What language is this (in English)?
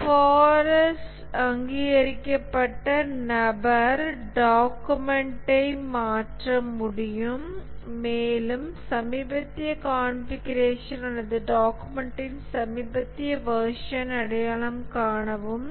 Tamil